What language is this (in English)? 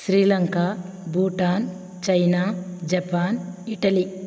Telugu